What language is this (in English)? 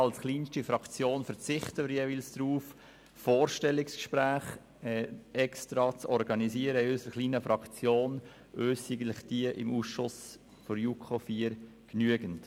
Swiss German